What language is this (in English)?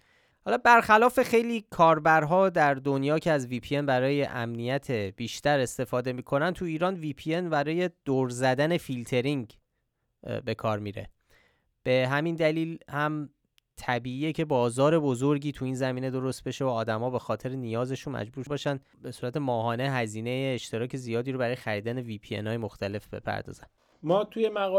Persian